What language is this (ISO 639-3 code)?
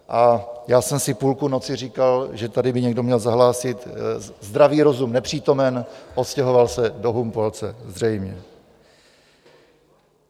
ces